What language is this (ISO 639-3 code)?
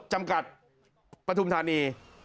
tha